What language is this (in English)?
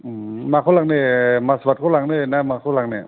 Bodo